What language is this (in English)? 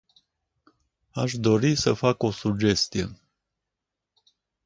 Romanian